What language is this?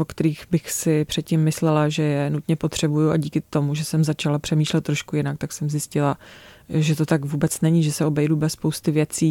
Czech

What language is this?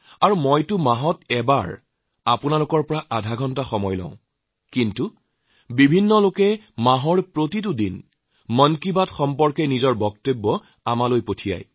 Assamese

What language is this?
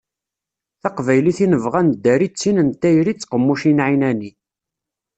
Kabyle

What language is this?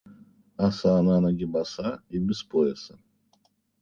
Russian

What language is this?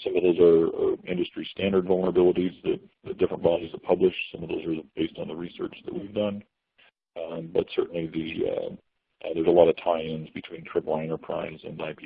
English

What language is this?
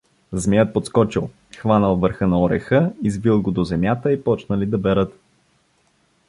Bulgarian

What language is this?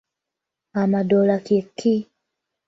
Ganda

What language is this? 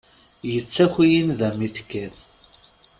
Kabyle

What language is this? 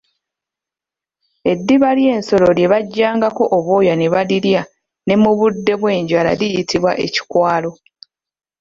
Ganda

